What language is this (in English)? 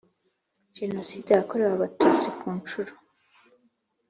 Kinyarwanda